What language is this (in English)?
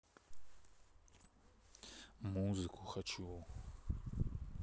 Russian